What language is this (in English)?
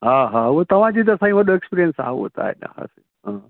Sindhi